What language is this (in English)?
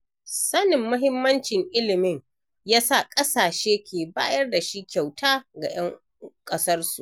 Hausa